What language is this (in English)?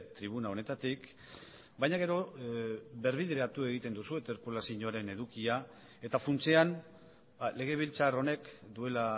Basque